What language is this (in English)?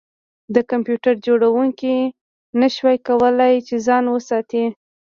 Pashto